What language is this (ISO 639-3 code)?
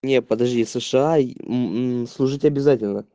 rus